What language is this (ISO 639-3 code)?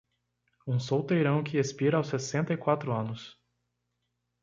por